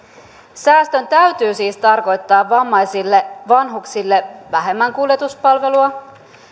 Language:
Finnish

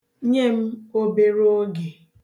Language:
Igbo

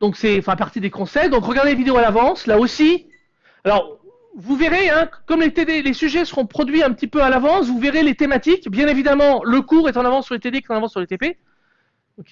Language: French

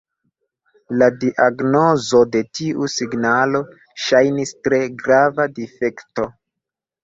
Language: Esperanto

